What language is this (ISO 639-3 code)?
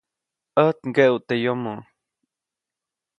zoc